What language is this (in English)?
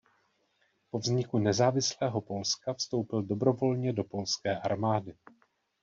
Czech